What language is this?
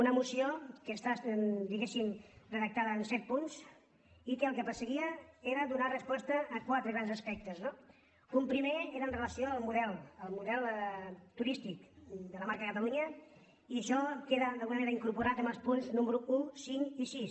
Catalan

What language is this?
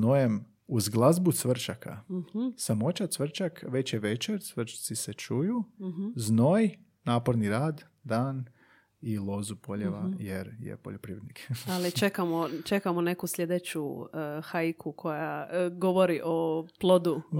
Croatian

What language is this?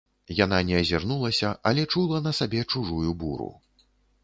Belarusian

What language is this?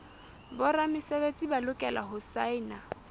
Southern Sotho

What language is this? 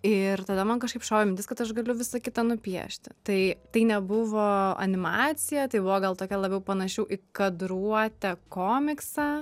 Lithuanian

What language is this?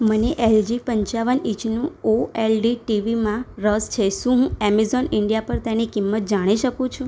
Gujarati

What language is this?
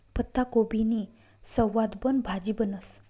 Marathi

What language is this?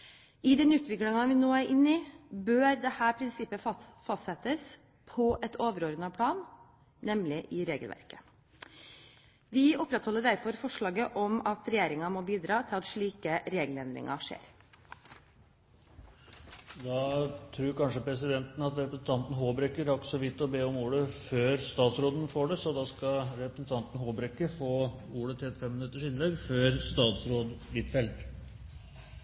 Norwegian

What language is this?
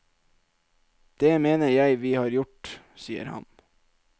Norwegian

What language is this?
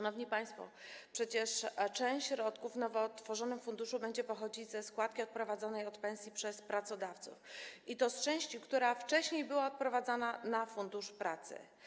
Polish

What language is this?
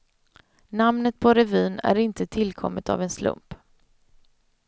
Swedish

